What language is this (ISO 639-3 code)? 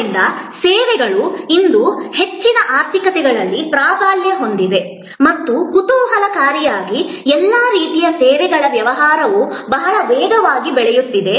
kan